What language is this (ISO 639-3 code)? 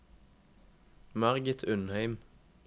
nor